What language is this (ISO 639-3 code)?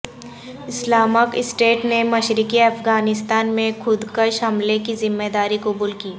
urd